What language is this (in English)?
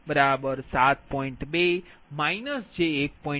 Gujarati